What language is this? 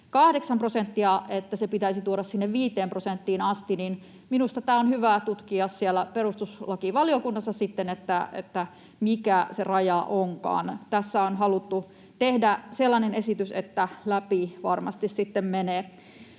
Finnish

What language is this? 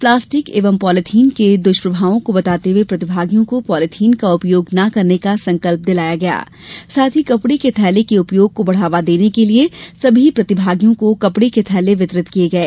Hindi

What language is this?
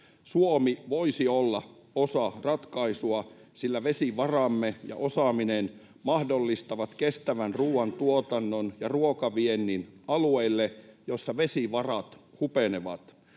Finnish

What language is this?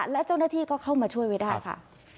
Thai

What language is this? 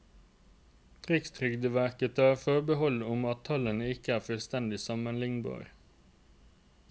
Norwegian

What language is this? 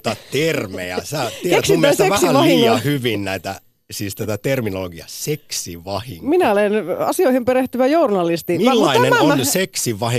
Finnish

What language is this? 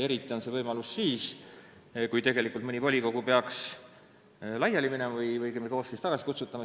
Estonian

